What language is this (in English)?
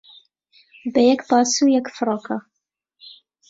Central Kurdish